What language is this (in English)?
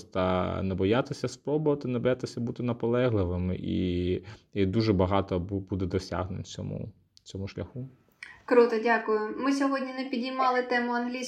Ukrainian